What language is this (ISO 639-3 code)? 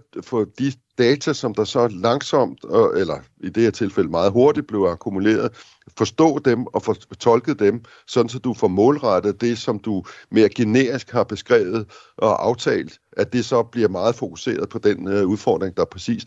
dan